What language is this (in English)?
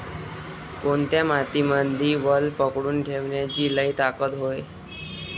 Marathi